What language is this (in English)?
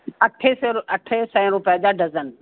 Sindhi